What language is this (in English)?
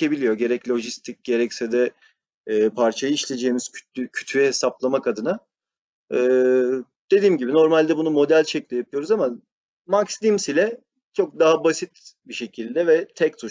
Turkish